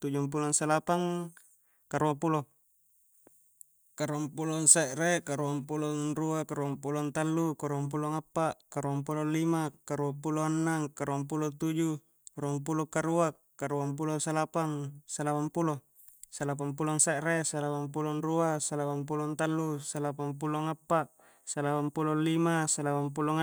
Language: Coastal Konjo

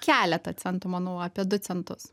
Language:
Lithuanian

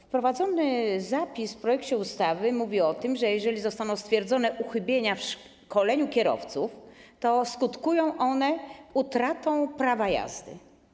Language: Polish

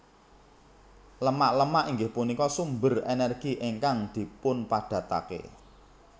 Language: Javanese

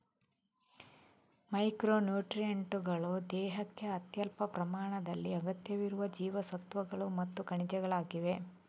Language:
Kannada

